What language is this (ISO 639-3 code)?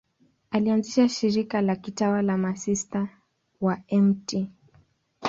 swa